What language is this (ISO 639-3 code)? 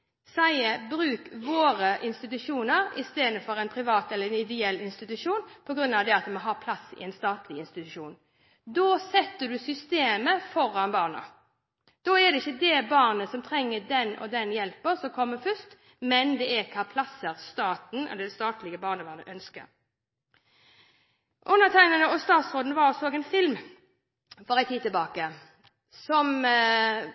nob